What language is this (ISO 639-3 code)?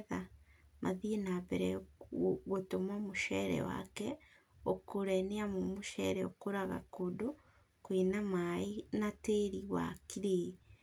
kik